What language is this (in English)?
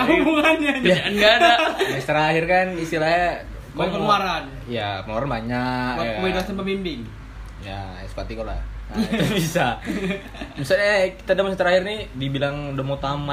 Indonesian